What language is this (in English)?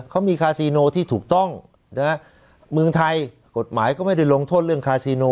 Thai